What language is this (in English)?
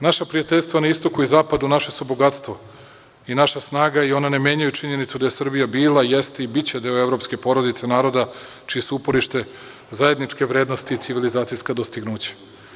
Serbian